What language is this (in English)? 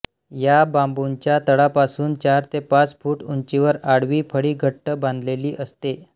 Marathi